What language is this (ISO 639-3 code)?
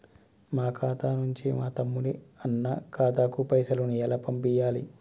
tel